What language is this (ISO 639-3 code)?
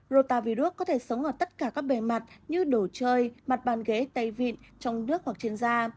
vie